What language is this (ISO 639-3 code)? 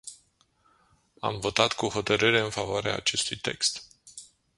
ron